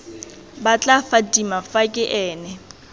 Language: Tswana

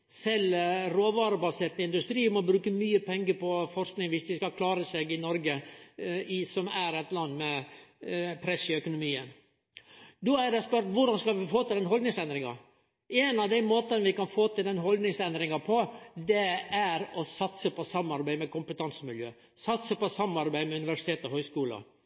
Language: Norwegian Nynorsk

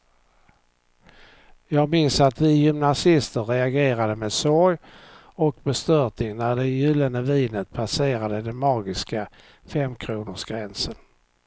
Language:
Swedish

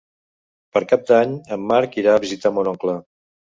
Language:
Catalan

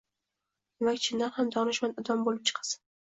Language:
Uzbek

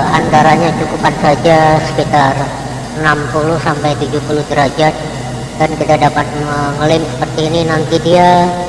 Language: Indonesian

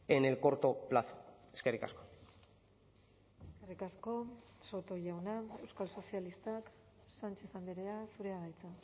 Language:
Basque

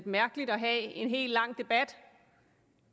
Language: Danish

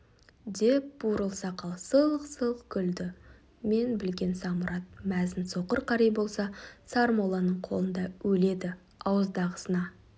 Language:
Kazakh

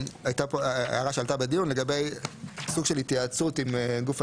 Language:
Hebrew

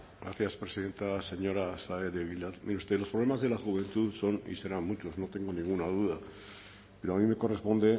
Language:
Spanish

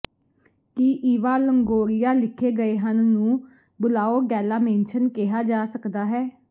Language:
Punjabi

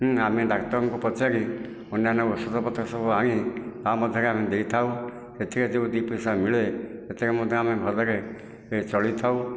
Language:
Odia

